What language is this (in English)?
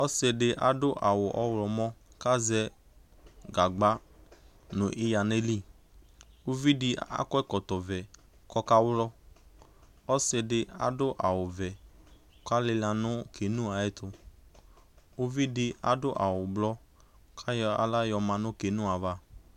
Ikposo